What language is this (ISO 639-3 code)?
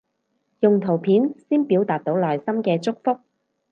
yue